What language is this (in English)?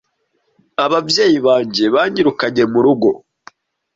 Kinyarwanda